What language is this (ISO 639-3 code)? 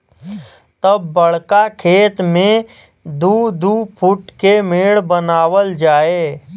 bho